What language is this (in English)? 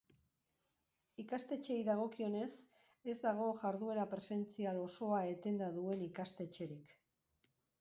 Basque